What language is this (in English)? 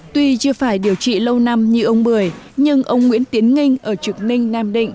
Vietnamese